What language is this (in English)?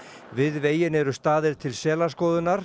Icelandic